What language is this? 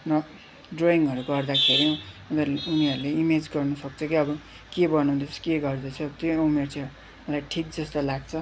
Nepali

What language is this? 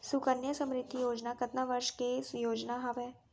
Chhattisgarhi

